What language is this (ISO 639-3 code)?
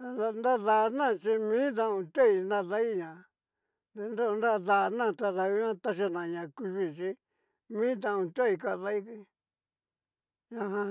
miu